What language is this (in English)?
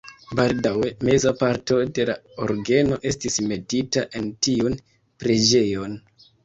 Esperanto